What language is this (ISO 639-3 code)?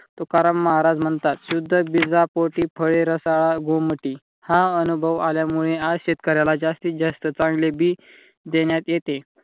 mar